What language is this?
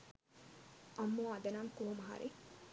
Sinhala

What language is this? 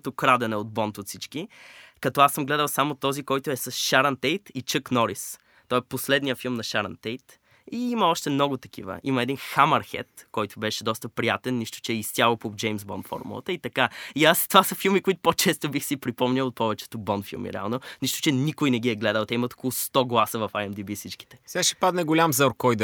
Bulgarian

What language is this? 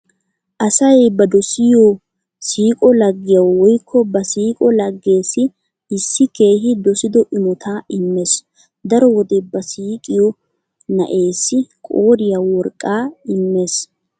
Wolaytta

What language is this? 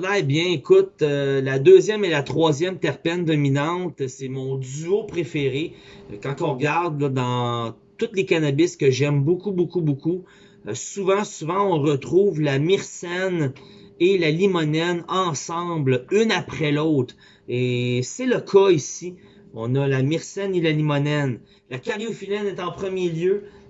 French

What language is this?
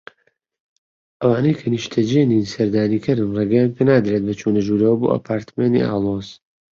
Central Kurdish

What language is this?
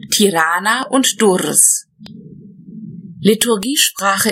German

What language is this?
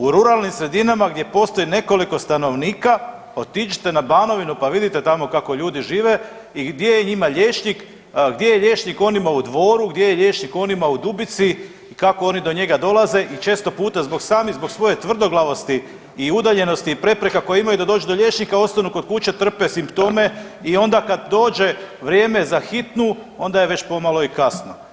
Croatian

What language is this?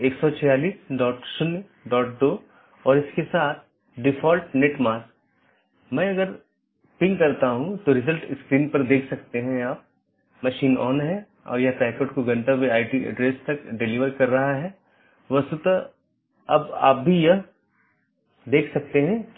Hindi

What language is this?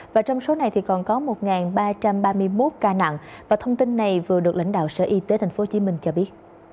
Vietnamese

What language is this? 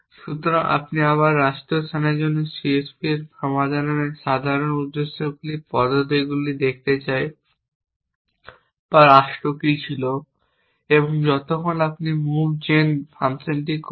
Bangla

